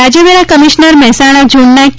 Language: Gujarati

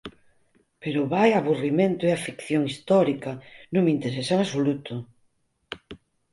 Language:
Galician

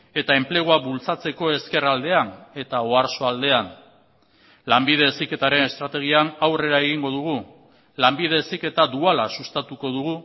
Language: Basque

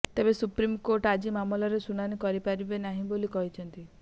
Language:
Odia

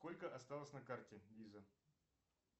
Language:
Russian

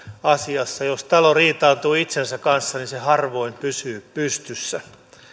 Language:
Finnish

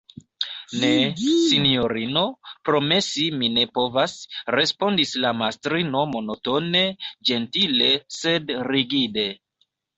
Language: Esperanto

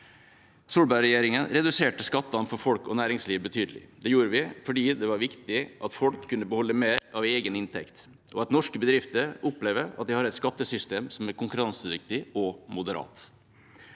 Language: Norwegian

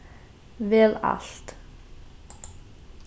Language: Faroese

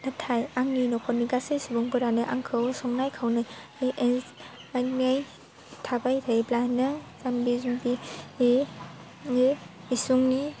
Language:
Bodo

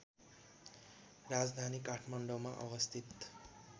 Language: Nepali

